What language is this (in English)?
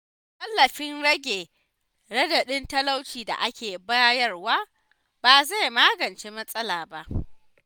Hausa